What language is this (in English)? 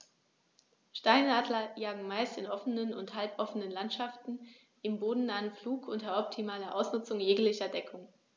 German